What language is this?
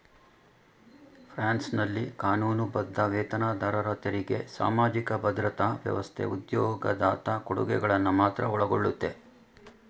Kannada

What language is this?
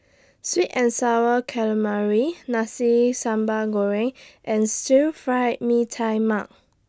English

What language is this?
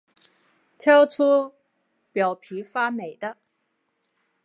Chinese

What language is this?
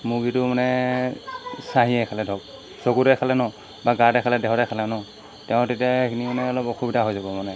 Assamese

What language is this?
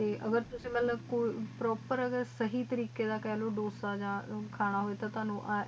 Punjabi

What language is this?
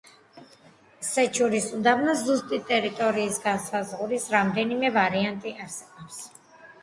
Georgian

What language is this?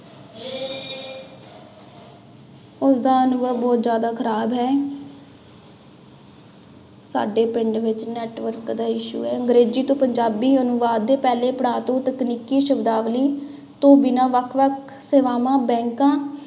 Punjabi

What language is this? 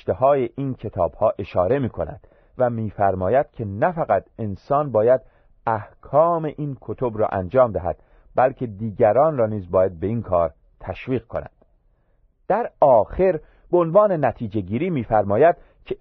Persian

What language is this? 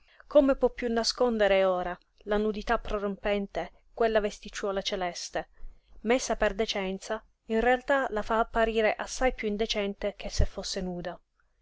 Italian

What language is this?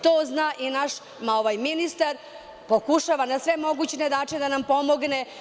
Serbian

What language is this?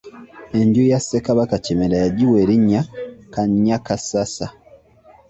Ganda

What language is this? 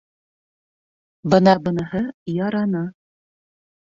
Bashkir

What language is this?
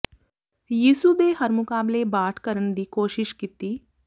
Punjabi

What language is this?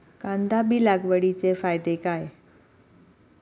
Marathi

